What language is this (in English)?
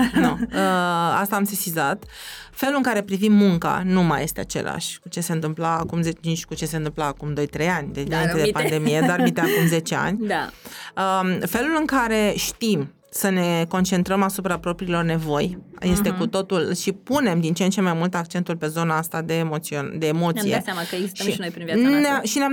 Romanian